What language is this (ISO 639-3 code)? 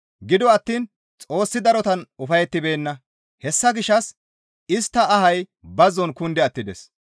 gmv